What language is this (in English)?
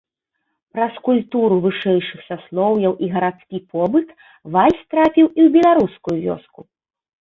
Belarusian